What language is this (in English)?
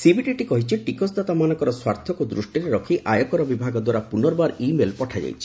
Odia